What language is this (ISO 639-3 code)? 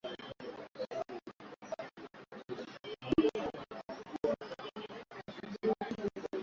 swa